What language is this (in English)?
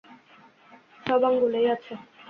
Bangla